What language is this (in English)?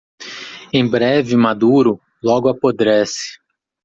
Portuguese